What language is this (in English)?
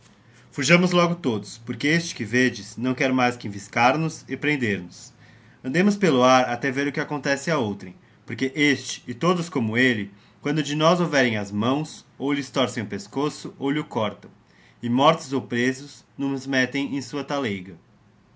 Portuguese